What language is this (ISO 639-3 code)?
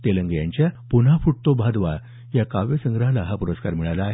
mar